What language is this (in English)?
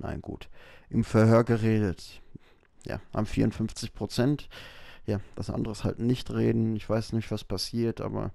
German